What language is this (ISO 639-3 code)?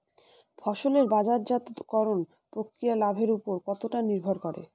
ben